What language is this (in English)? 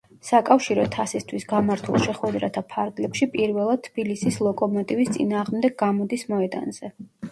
Georgian